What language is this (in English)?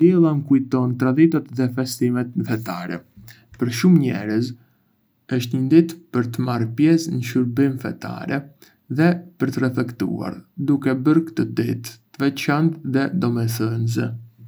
Arbëreshë Albanian